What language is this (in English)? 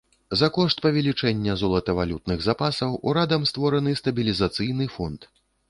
Belarusian